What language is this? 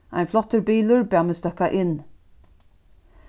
Faroese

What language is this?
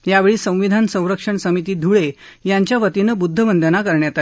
Marathi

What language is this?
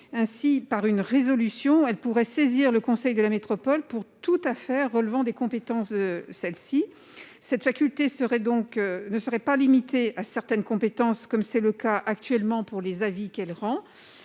French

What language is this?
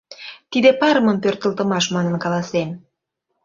Mari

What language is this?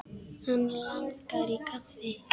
Icelandic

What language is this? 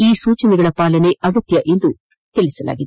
Kannada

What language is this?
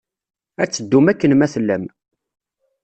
Kabyle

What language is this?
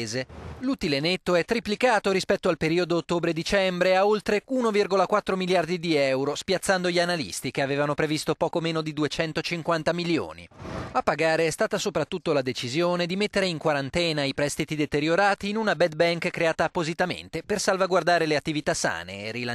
Italian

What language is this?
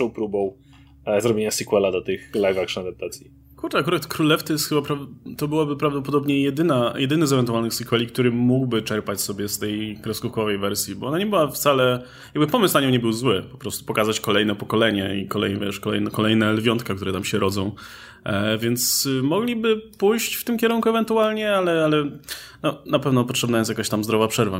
Polish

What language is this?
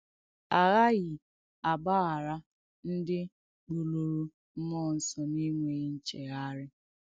Igbo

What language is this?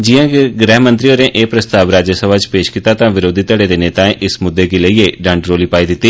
Dogri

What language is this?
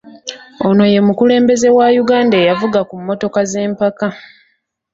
Ganda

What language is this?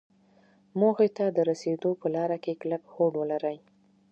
Pashto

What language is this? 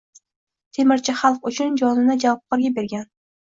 Uzbek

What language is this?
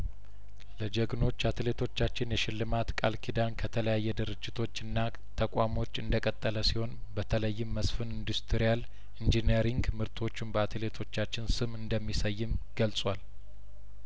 Amharic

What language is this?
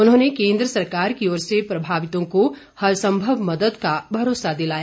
Hindi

